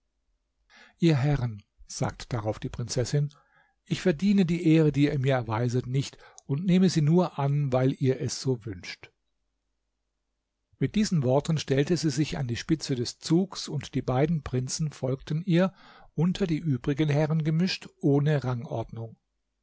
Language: German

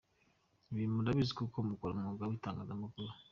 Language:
Kinyarwanda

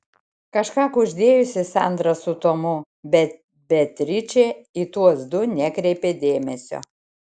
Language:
Lithuanian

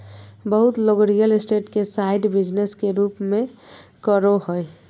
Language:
Magahi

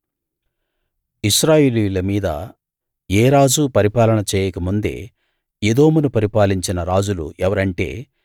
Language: Telugu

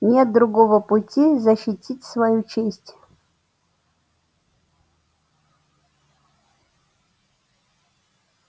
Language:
Russian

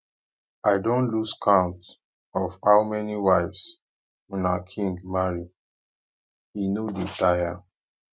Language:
Nigerian Pidgin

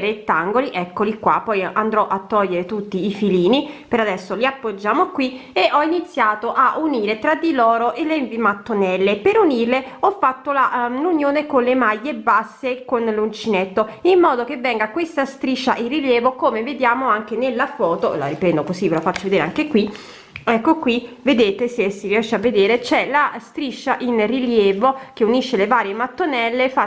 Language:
Italian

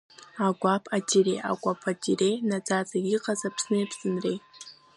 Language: Abkhazian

